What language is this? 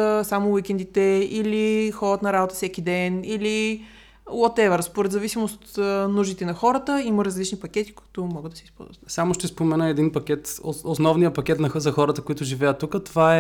Bulgarian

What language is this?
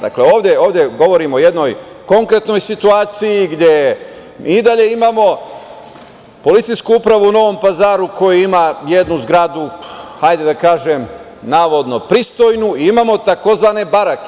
Serbian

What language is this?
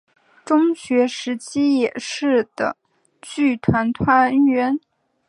Chinese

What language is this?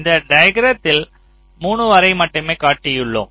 Tamil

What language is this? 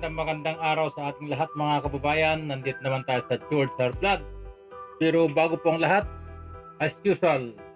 Filipino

